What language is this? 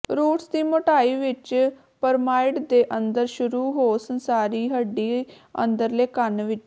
Punjabi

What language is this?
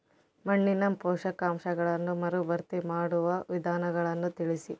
Kannada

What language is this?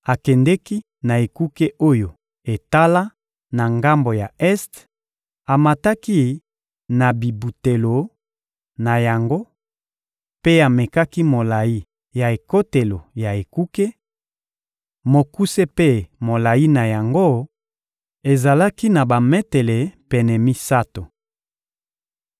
Lingala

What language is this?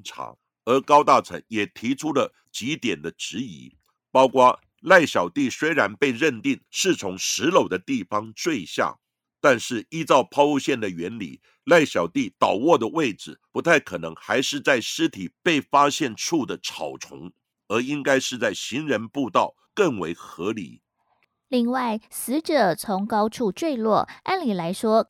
Chinese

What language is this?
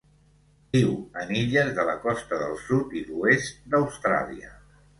Catalan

